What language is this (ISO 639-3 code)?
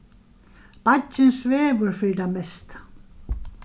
fao